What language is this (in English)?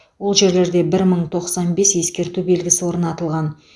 Kazakh